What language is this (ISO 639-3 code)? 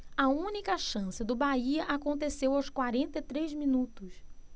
por